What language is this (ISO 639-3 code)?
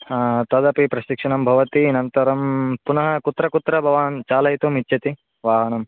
san